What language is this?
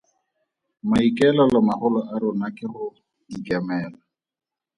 Tswana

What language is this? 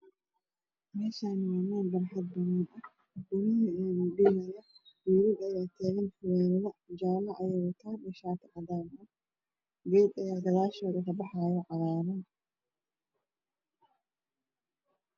Somali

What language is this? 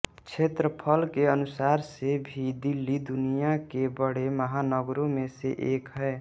Hindi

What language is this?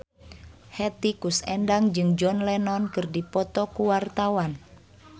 Sundanese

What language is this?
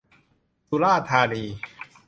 Thai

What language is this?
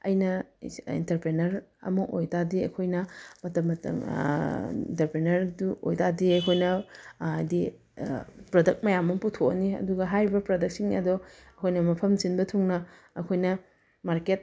Manipuri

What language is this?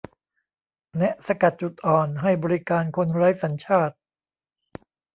Thai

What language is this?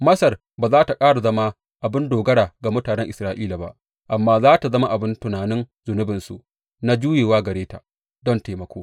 Hausa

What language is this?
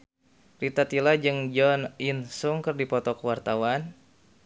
Sundanese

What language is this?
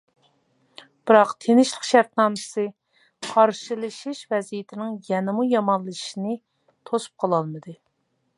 Uyghur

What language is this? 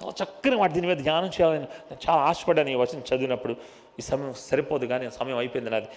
Telugu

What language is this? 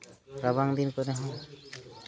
Santali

